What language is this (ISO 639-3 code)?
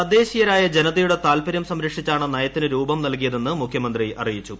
mal